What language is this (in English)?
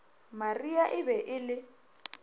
Northern Sotho